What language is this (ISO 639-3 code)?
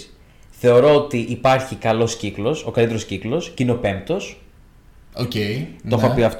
ell